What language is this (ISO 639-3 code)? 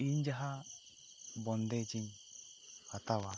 sat